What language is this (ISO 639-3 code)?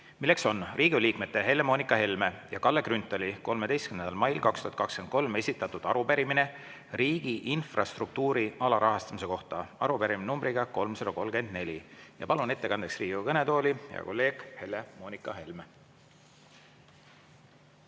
est